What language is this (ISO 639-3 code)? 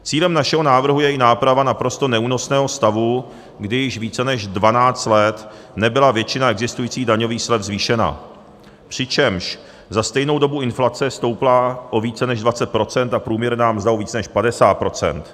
ces